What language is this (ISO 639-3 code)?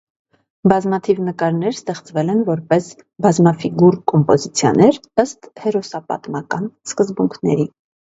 hye